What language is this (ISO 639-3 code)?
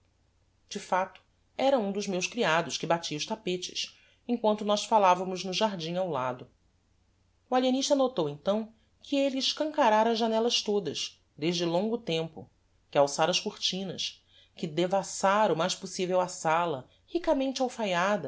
por